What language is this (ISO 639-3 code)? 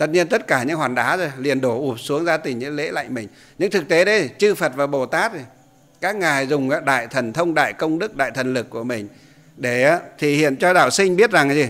vie